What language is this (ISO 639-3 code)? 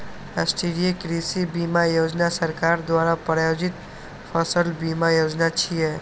mai